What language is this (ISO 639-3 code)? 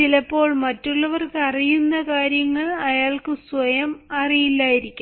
mal